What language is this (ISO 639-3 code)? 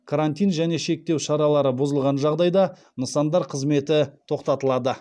kaz